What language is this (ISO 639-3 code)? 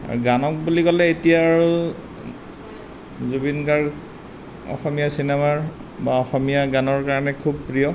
asm